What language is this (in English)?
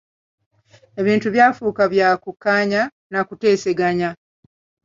Ganda